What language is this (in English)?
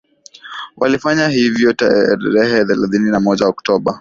Swahili